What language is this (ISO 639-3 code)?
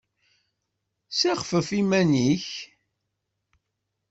kab